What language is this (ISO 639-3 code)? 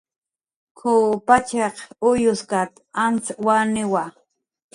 jqr